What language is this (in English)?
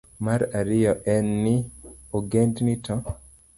Luo (Kenya and Tanzania)